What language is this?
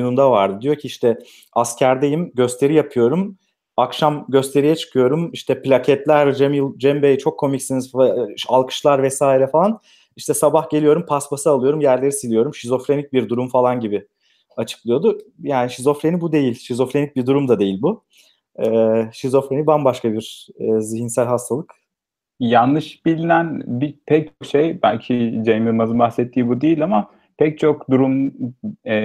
Turkish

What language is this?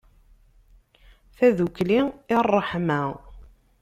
Kabyle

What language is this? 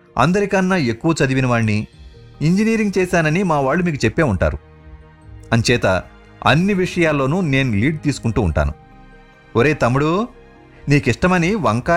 Telugu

